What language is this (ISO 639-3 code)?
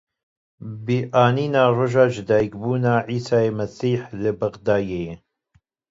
kur